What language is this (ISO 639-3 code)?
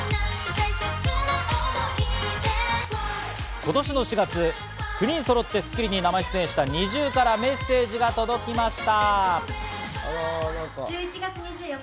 jpn